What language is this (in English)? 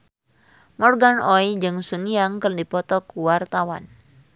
Sundanese